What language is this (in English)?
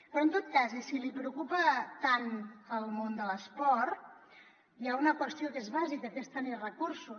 Catalan